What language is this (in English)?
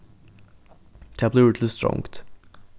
Faroese